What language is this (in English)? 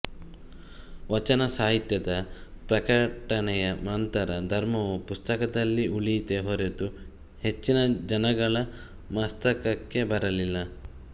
Kannada